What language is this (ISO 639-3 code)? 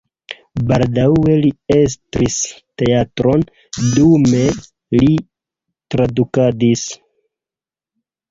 epo